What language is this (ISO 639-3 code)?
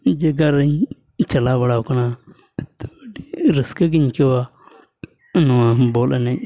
sat